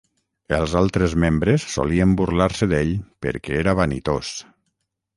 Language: Catalan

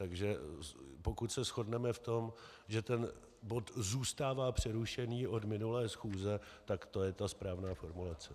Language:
Czech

